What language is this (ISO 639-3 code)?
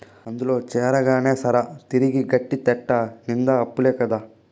tel